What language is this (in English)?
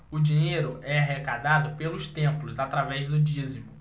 Portuguese